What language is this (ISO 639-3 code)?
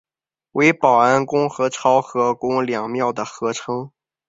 zho